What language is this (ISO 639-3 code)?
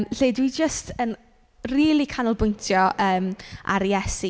cym